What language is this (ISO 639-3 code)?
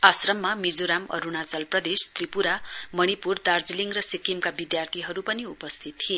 nep